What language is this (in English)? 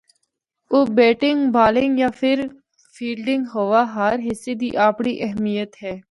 Northern Hindko